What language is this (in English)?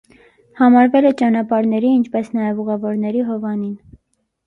Armenian